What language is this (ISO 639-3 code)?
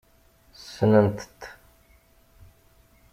kab